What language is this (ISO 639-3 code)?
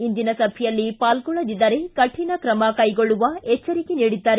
kan